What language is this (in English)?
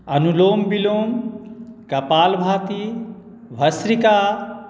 Maithili